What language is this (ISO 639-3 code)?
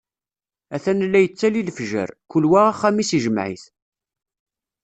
kab